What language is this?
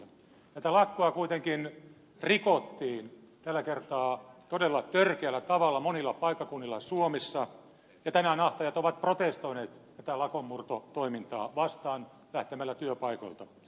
Finnish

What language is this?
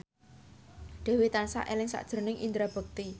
Javanese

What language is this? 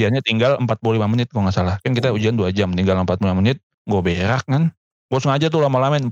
Indonesian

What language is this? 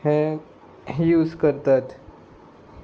Konkani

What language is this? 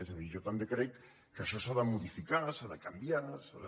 Catalan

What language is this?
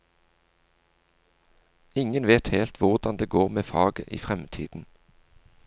Norwegian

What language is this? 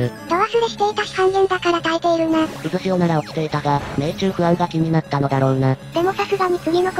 Japanese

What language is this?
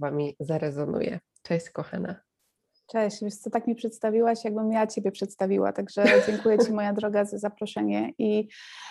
Polish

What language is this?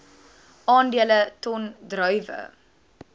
Afrikaans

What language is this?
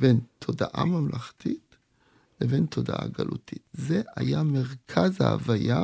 Hebrew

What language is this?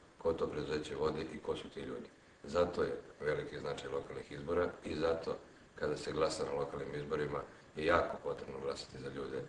Polish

